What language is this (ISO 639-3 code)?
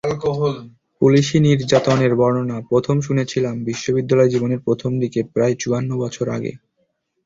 ben